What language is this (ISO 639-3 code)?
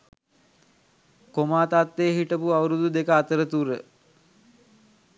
sin